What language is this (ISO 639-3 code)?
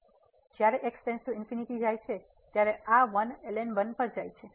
guj